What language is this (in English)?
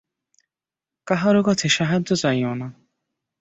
Bangla